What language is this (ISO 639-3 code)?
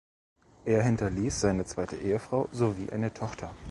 deu